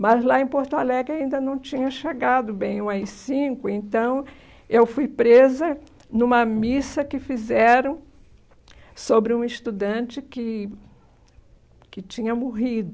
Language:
Portuguese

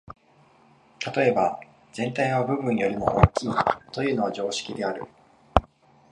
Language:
Japanese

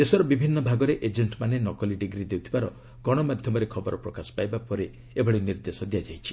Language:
Odia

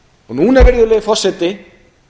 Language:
Icelandic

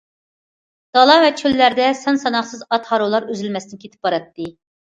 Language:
Uyghur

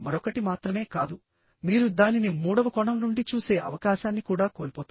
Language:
Telugu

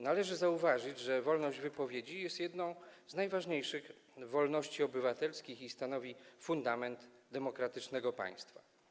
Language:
Polish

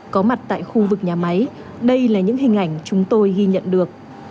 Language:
Vietnamese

